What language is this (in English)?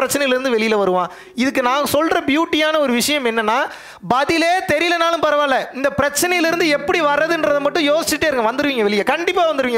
Tamil